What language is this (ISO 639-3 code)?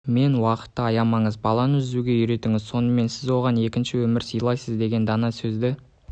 kaz